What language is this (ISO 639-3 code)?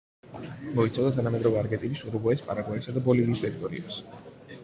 kat